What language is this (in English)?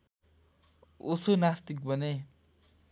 Nepali